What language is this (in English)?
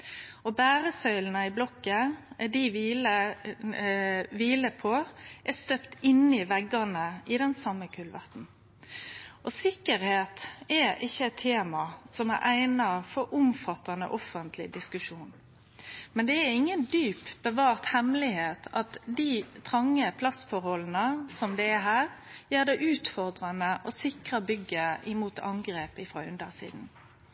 Norwegian Nynorsk